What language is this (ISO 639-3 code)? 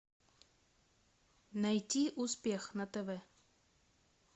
rus